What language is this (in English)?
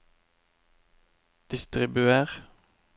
Norwegian